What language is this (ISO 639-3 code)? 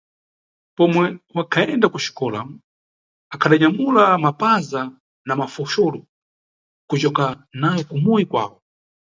nyu